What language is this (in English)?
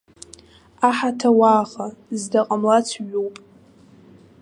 Abkhazian